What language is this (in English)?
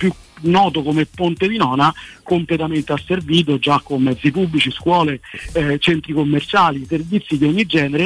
Italian